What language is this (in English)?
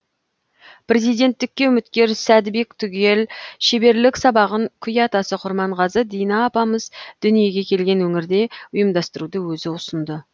Kazakh